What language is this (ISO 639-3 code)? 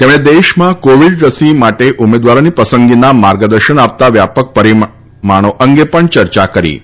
guj